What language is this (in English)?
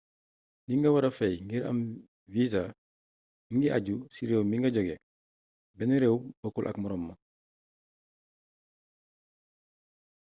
Wolof